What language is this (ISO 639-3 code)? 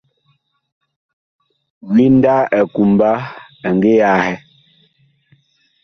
bkh